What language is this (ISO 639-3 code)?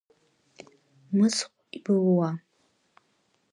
abk